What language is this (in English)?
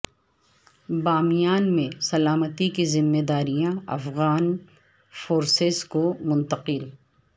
Urdu